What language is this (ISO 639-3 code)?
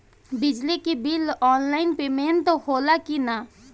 bho